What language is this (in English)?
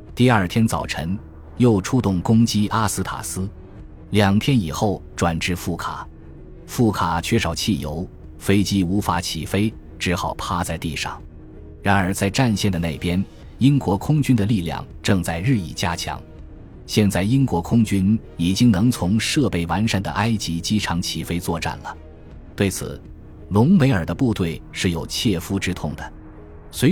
Chinese